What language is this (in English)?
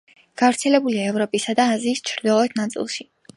Georgian